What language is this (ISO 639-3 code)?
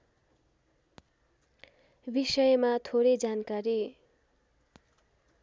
nep